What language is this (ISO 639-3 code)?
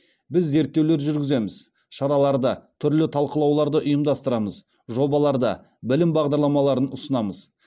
kaz